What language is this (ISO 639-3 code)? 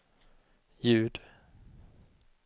swe